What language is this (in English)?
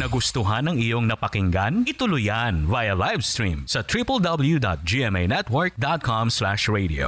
Filipino